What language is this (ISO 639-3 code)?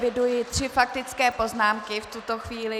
ces